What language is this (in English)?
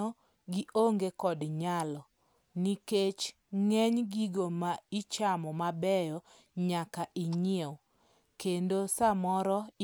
Luo (Kenya and Tanzania)